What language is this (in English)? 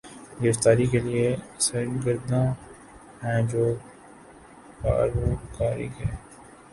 Urdu